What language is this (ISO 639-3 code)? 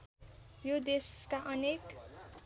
nep